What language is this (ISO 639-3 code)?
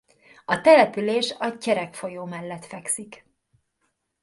hun